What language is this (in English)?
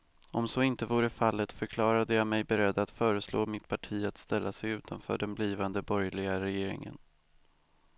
Swedish